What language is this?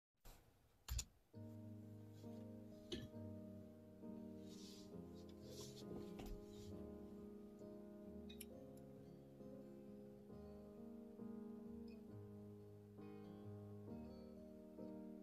Korean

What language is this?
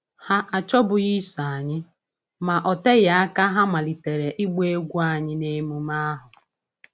Igbo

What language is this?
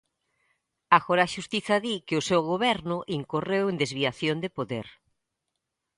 Galician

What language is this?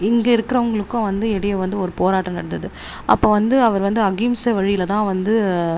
Tamil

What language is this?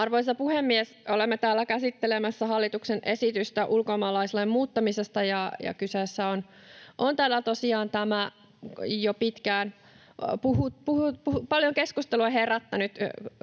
Finnish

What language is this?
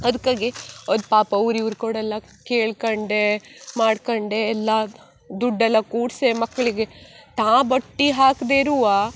Kannada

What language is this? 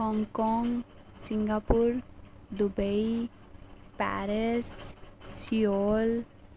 Dogri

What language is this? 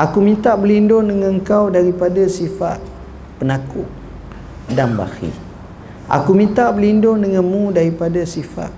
Malay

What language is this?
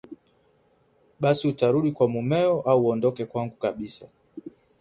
Swahili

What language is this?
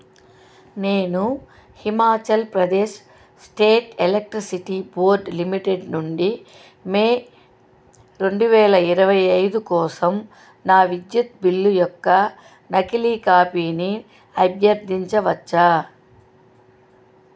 Telugu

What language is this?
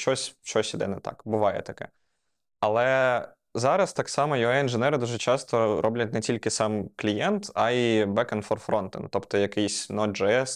Ukrainian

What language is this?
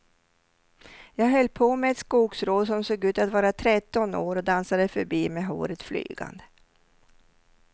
Swedish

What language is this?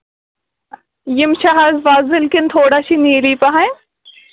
Kashmiri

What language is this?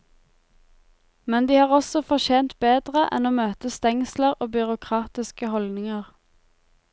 Norwegian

